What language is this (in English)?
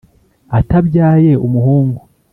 Kinyarwanda